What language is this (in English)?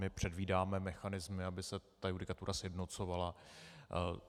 Czech